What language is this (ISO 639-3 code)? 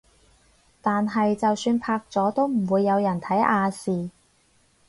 yue